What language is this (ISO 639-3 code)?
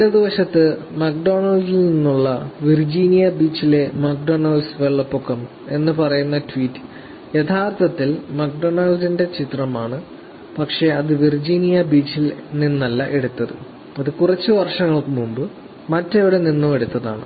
mal